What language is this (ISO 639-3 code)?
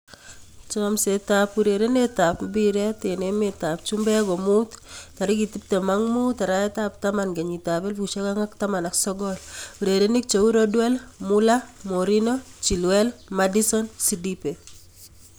kln